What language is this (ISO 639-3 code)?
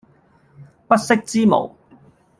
yue